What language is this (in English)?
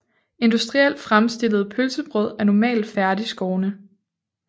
Danish